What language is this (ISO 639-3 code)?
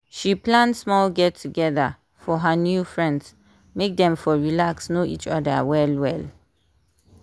pcm